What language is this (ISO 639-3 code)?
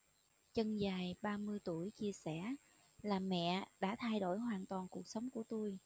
vie